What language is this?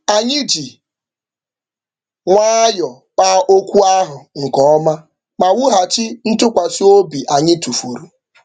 Igbo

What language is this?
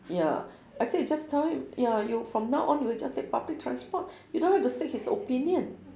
English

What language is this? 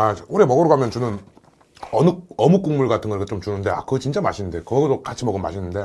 Korean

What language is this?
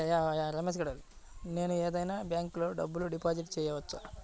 Telugu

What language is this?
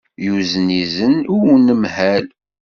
Kabyle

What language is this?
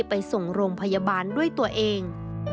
Thai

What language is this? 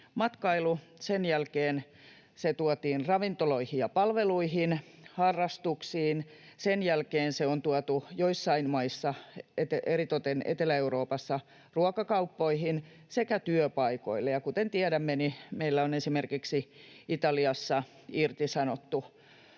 Finnish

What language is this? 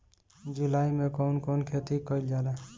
Bhojpuri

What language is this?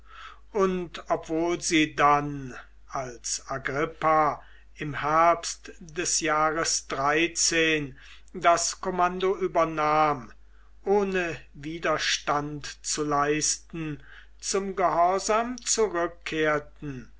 German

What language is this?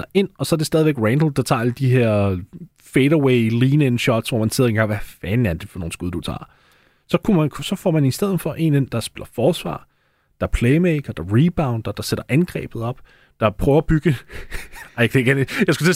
Danish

